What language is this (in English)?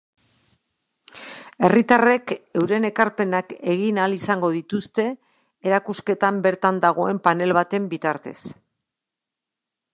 Basque